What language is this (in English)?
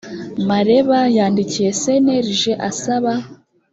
Kinyarwanda